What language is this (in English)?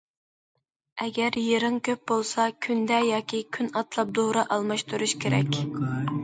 Uyghur